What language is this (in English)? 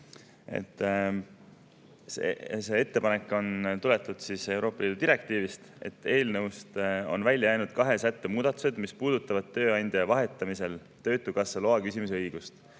Estonian